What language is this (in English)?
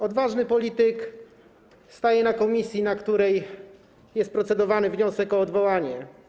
Polish